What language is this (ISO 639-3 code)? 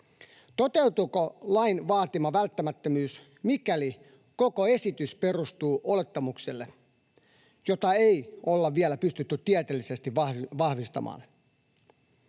fin